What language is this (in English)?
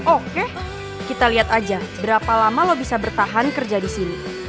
Indonesian